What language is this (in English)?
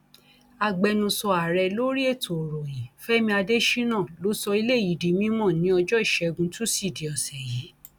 Yoruba